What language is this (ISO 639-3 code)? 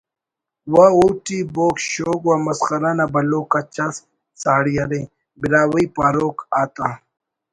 brh